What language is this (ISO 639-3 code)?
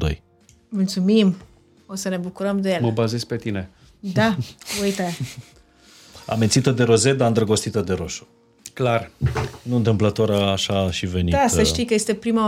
ron